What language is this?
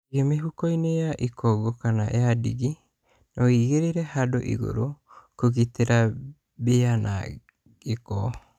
Kikuyu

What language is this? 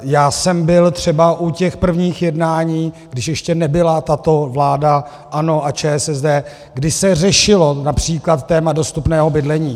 Czech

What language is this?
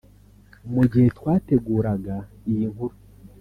Kinyarwanda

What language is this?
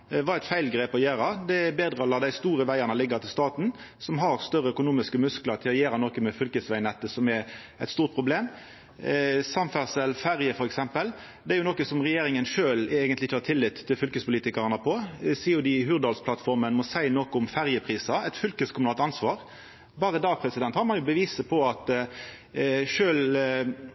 Norwegian Nynorsk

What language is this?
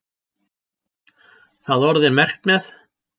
Icelandic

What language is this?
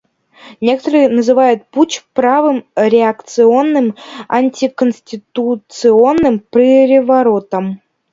Russian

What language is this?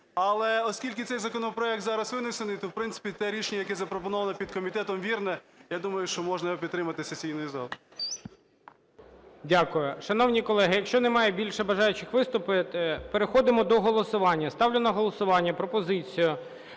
Ukrainian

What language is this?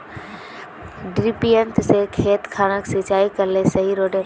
Magahi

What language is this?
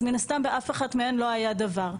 Hebrew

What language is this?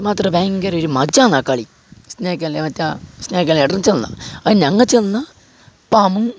Malayalam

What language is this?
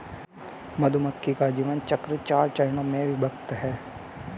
Hindi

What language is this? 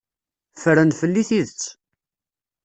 Kabyle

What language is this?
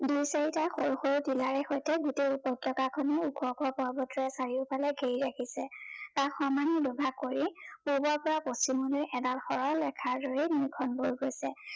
Assamese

